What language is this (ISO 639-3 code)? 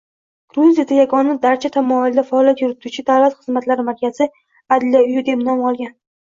uzb